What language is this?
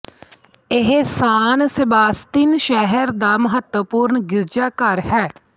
Punjabi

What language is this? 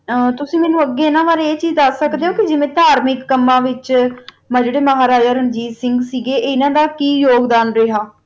Punjabi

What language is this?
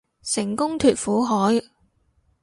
Cantonese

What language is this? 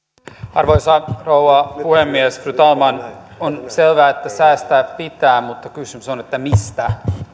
Finnish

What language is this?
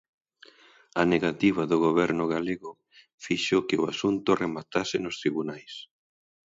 Galician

